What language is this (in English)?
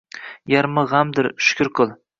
Uzbek